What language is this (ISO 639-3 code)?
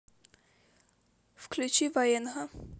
rus